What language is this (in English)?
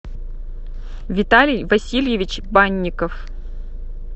Russian